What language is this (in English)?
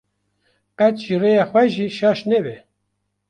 Kurdish